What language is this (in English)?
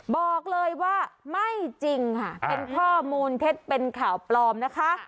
Thai